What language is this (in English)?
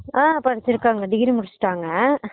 Tamil